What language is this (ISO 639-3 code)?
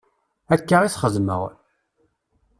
kab